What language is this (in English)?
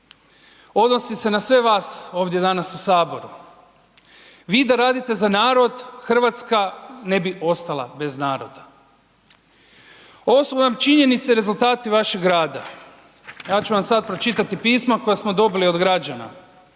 Croatian